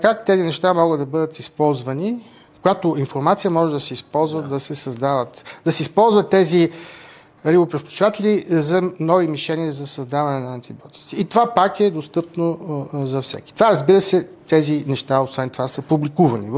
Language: Bulgarian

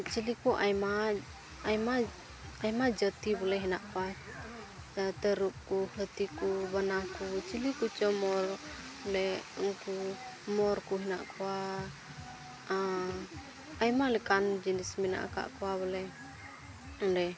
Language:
Santali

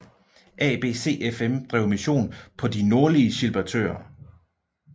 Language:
Danish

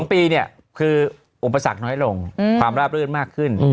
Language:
Thai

